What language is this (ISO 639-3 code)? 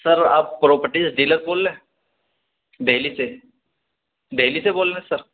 urd